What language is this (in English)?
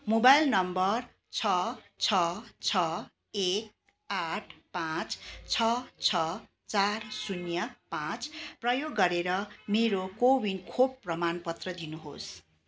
Nepali